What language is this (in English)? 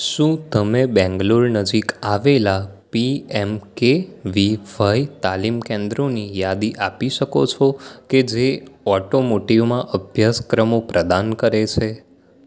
Gujarati